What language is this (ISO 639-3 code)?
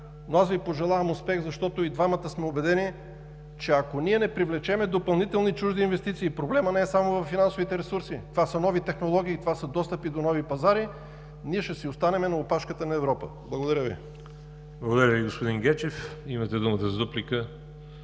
bul